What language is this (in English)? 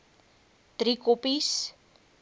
Afrikaans